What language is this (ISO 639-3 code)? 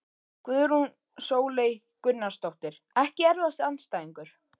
isl